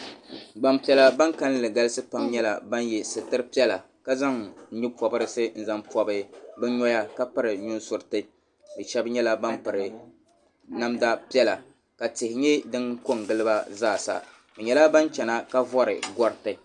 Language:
Dagbani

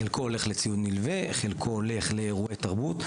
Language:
Hebrew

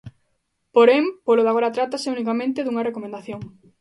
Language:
Galician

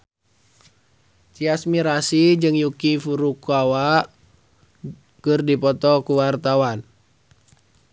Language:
Sundanese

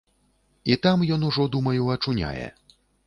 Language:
Belarusian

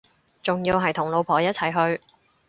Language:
Cantonese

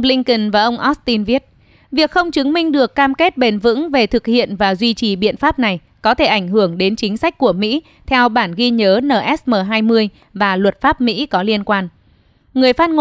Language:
Vietnamese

